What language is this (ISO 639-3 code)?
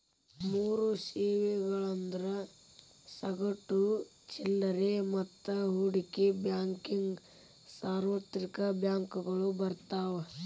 kan